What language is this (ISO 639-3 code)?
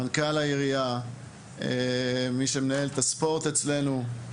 heb